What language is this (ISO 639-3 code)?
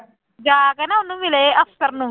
pan